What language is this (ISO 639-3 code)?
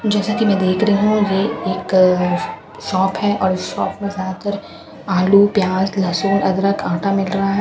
hin